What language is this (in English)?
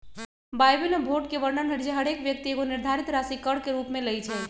Magahi